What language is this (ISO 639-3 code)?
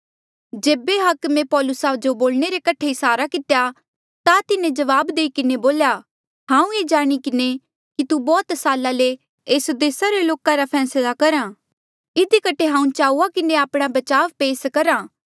mjl